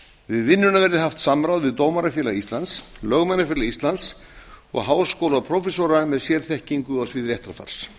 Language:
Icelandic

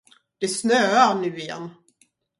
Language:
Swedish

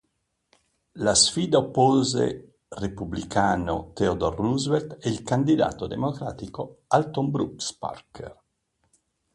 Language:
Italian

